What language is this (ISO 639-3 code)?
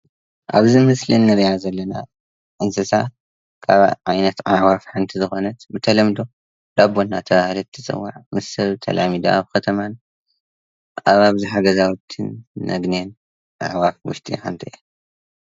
tir